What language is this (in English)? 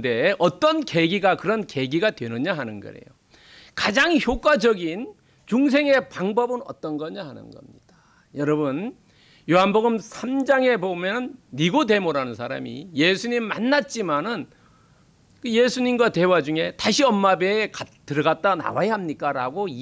Korean